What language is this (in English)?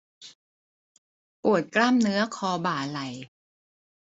Thai